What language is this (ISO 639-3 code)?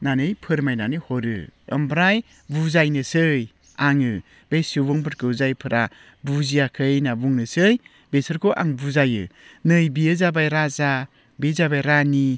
brx